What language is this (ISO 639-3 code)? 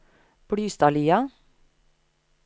nor